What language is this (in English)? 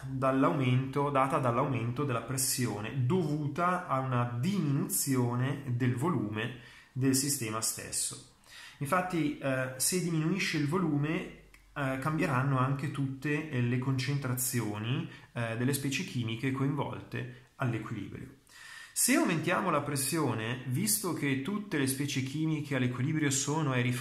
Italian